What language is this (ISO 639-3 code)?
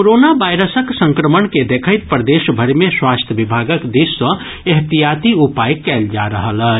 mai